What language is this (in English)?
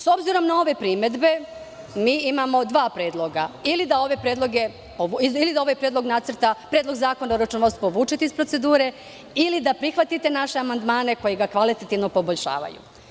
Serbian